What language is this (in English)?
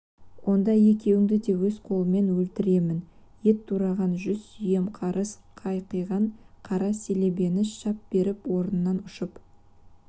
Kazakh